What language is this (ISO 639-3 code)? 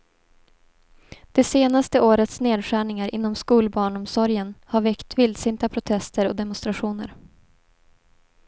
swe